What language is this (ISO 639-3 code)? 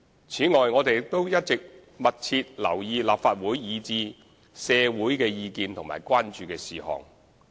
yue